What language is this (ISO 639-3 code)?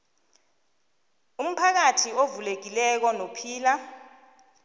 nbl